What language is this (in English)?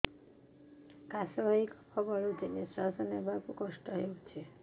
Odia